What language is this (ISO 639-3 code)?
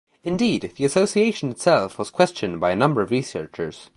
eng